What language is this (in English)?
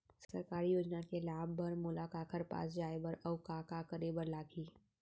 Chhattisgarhi